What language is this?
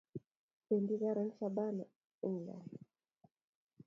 Kalenjin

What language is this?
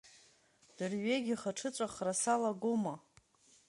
Abkhazian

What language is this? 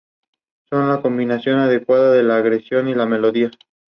Spanish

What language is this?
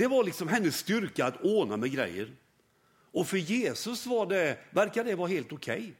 Swedish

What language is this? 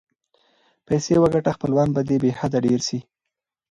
Pashto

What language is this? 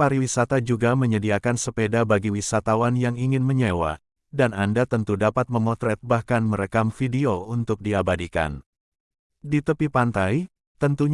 Indonesian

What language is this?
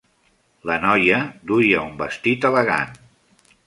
Catalan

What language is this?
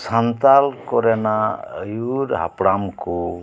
Santali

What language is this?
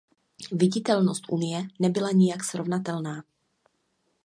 Czech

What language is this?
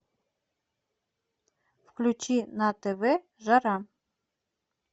Russian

